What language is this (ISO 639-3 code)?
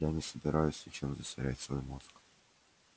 rus